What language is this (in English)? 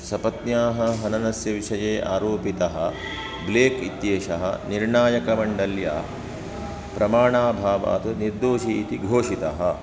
Sanskrit